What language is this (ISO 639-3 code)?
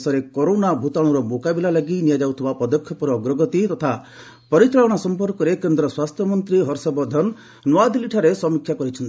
ori